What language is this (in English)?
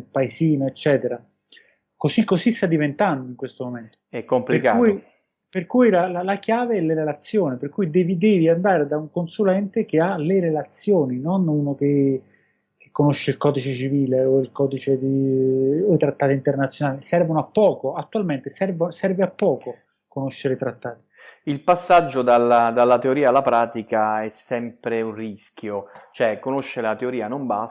Italian